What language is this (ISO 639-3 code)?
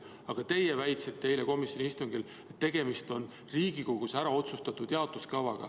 est